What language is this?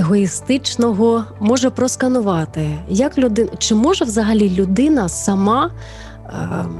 Ukrainian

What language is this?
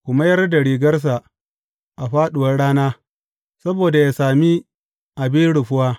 Hausa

